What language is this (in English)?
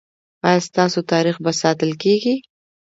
Pashto